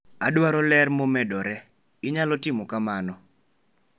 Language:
Luo (Kenya and Tanzania)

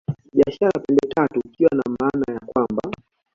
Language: Swahili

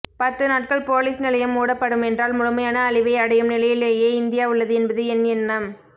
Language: Tamil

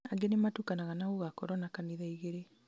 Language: Kikuyu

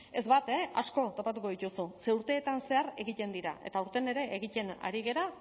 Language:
Basque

